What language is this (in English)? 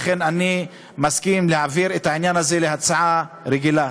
Hebrew